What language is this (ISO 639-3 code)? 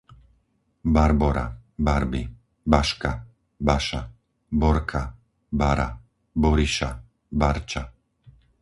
slk